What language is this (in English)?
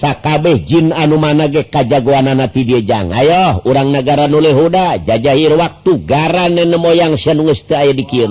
Indonesian